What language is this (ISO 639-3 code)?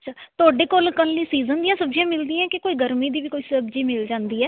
pan